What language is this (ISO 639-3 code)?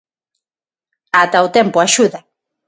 glg